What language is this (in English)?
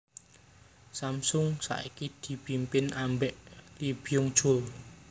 Javanese